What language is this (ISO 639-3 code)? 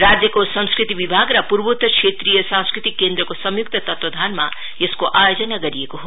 nep